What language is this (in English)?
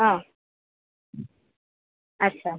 Odia